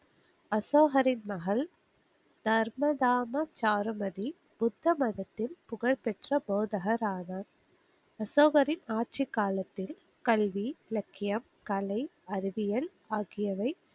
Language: Tamil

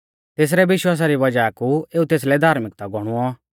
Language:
Mahasu Pahari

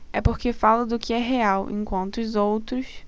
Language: Portuguese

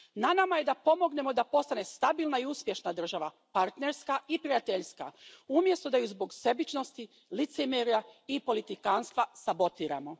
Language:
Croatian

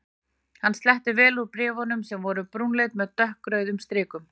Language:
Icelandic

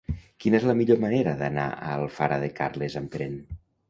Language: Catalan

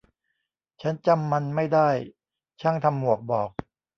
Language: Thai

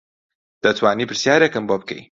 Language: Central Kurdish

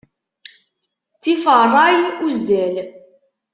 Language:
Kabyle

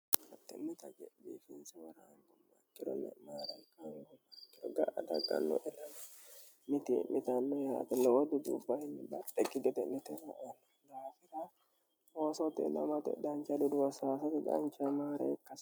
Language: Sidamo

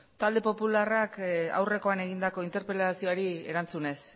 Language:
Basque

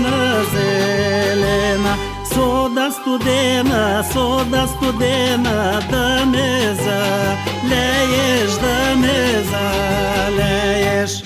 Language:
Bulgarian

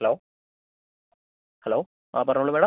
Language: Malayalam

